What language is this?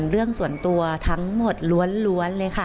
Thai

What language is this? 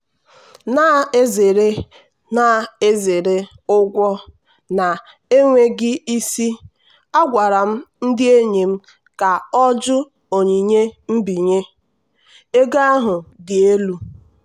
Igbo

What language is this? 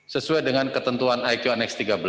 Indonesian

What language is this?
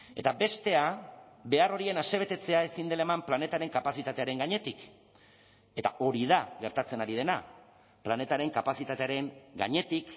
Basque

